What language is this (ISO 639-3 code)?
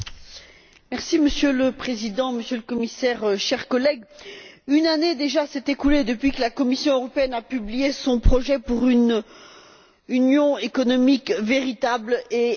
fra